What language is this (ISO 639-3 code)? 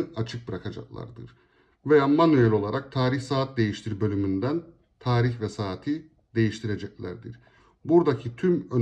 tur